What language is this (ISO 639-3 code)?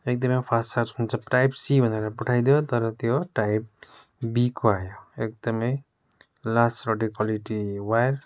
nep